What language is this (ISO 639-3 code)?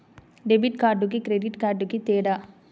tel